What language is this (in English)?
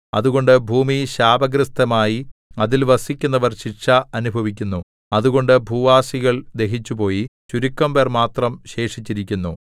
Malayalam